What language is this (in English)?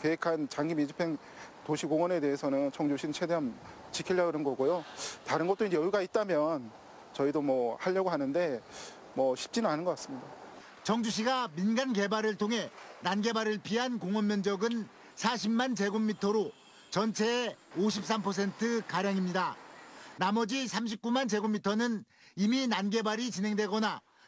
Korean